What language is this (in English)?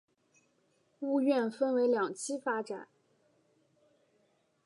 Chinese